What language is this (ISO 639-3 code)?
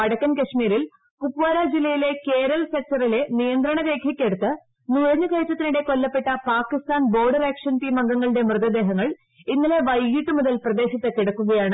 mal